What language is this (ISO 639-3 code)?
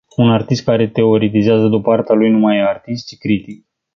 ron